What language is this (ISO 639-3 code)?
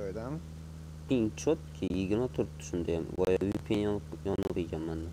tur